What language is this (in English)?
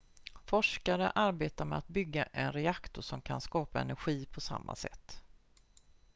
Swedish